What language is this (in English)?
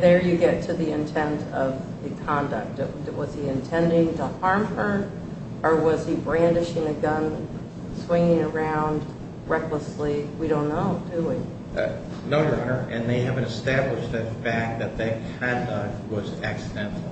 English